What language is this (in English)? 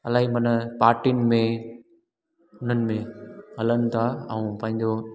Sindhi